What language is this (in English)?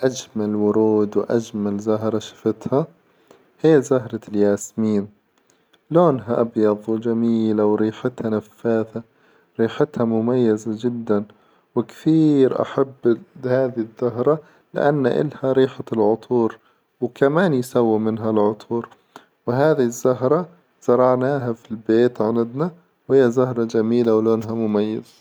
Hijazi Arabic